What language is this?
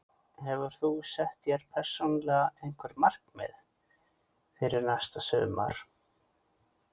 Icelandic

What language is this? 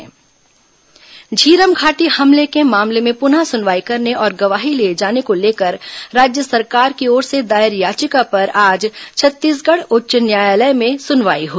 Hindi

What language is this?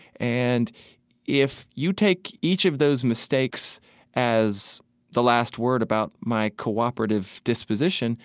English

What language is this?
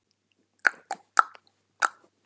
Icelandic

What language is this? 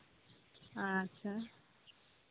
Santali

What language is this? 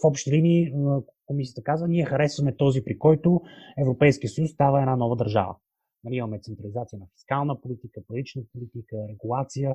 Bulgarian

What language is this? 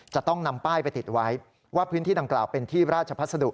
Thai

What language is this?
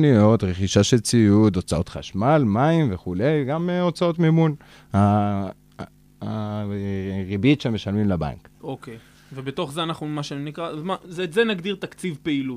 Hebrew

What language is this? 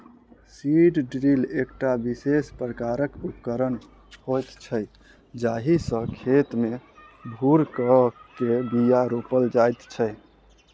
Maithili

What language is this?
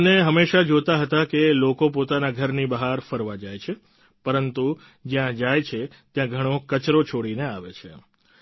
Gujarati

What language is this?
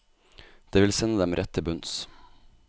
Norwegian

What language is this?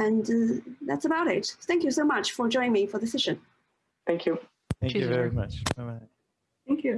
English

